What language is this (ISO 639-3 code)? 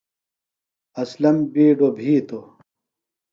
phl